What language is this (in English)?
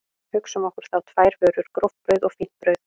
Icelandic